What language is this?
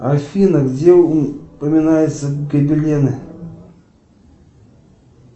Russian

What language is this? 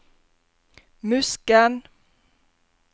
Norwegian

